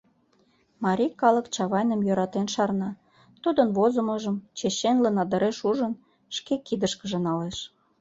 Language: Mari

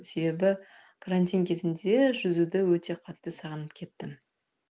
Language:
Kazakh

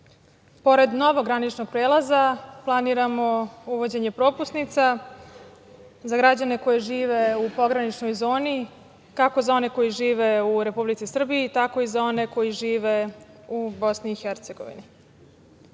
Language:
Serbian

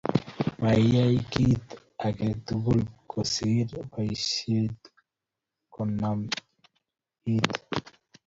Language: Kalenjin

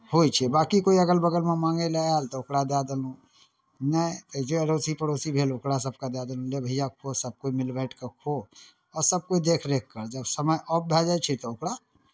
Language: Maithili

